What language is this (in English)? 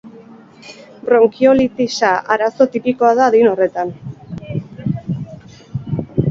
Basque